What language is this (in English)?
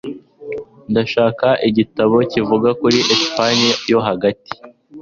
Kinyarwanda